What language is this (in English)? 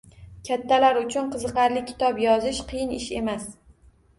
Uzbek